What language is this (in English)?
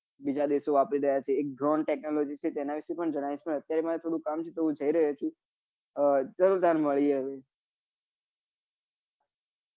Gujarati